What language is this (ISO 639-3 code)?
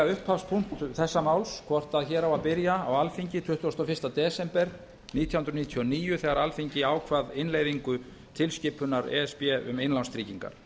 isl